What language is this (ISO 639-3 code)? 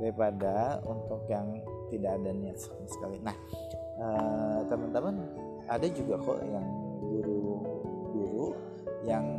ind